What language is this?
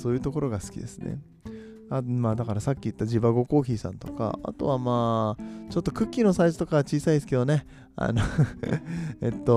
Japanese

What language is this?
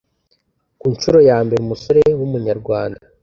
Kinyarwanda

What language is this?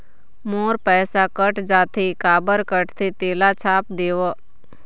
Chhattisgarhi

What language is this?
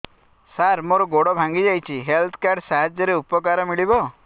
Odia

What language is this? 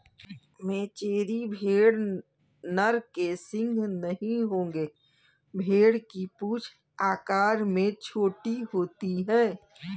Hindi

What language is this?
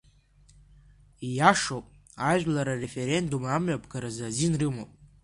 Abkhazian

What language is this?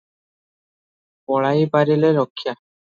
Odia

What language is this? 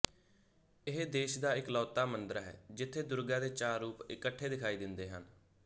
Punjabi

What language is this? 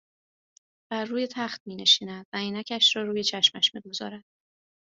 Persian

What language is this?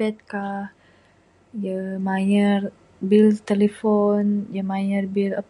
Bukar-Sadung Bidayuh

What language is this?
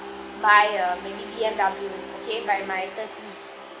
English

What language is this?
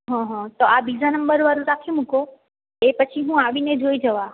Gujarati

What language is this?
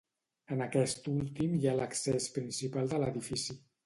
Catalan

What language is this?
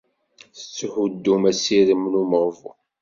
Kabyle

